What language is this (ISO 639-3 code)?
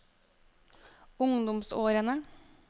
nor